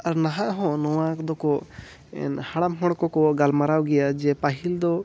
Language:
Santali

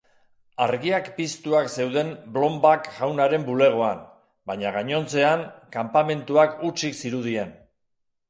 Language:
Basque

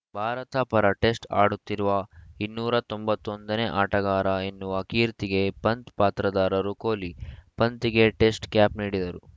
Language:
Kannada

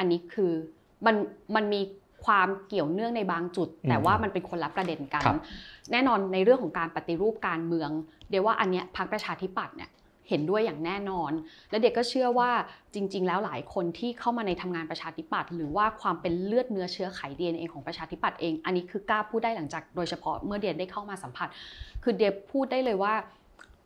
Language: Thai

